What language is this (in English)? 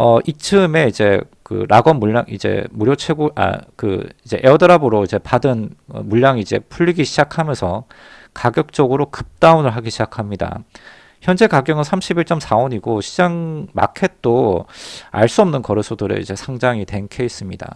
Korean